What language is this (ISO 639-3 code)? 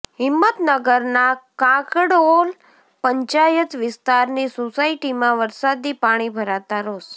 guj